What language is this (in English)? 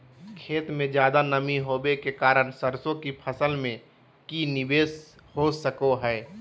Magahi